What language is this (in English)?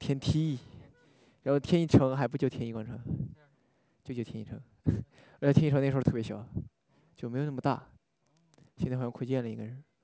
Chinese